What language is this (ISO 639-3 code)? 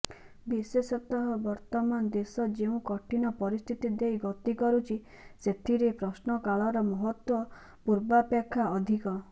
ori